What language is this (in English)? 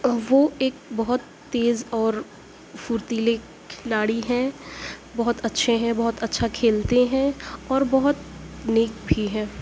Urdu